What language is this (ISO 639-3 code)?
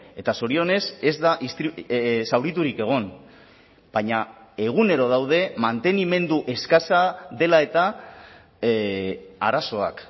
eus